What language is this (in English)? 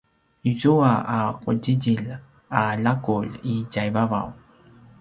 Paiwan